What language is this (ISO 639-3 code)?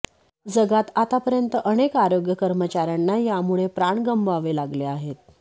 mar